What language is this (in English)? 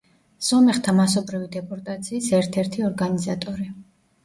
Georgian